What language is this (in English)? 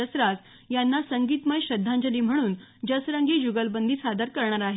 Marathi